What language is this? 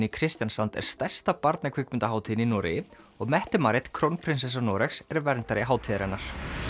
Icelandic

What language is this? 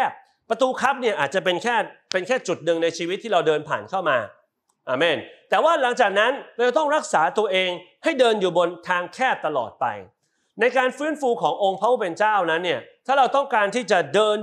Thai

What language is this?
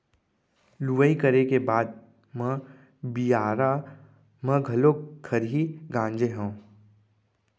Chhattisgarhi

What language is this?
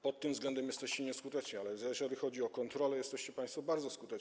Polish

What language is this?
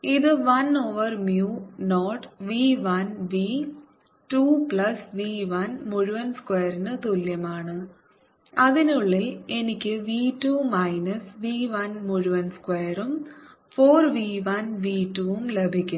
Malayalam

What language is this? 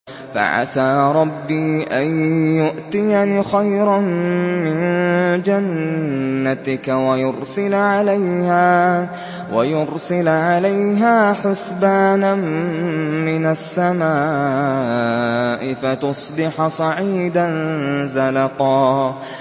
Arabic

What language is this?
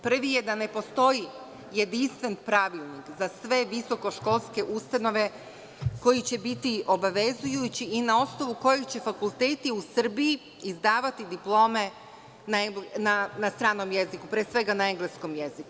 Serbian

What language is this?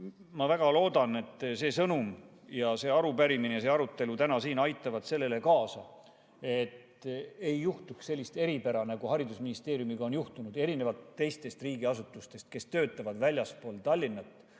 Estonian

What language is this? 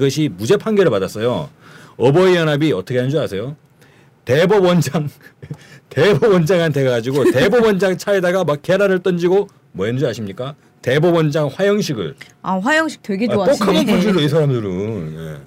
Korean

